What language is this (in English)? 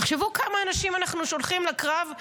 Hebrew